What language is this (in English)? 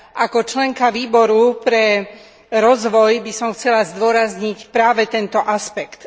Slovak